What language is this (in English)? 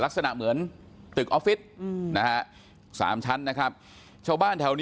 Thai